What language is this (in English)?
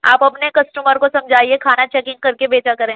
Urdu